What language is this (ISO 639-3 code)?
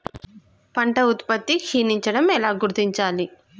tel